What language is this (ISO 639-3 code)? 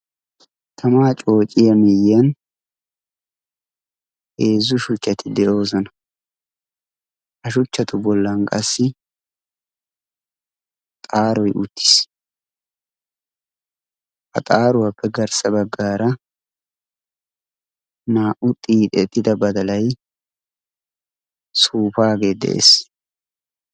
wal